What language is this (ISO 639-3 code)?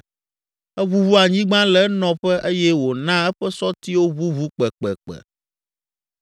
ewe